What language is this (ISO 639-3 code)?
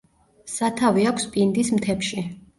kat